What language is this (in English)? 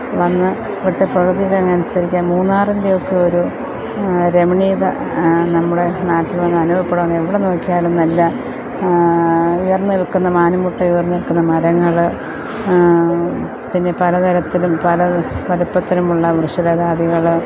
Malayalam